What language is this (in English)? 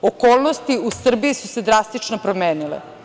Serbian